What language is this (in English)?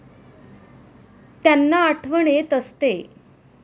Marathi